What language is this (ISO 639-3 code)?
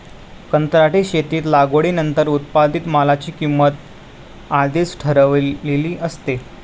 mar